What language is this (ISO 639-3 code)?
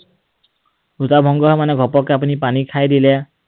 asm